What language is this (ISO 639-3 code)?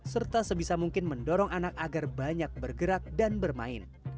ind